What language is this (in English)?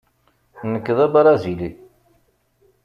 Kabyle